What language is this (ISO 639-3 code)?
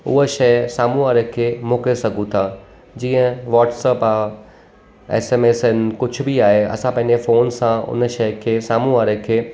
snd